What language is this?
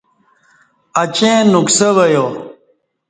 Kati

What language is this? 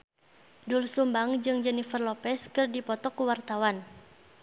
Sundanese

